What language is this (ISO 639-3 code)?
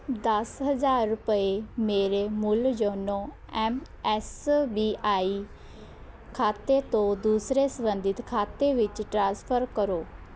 pan